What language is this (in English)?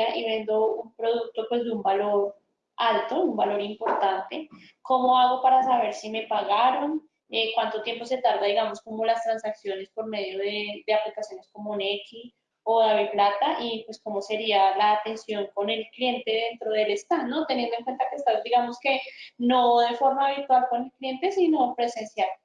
Spanish